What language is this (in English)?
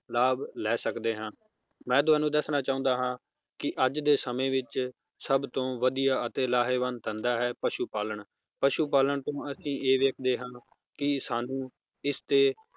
Punjabi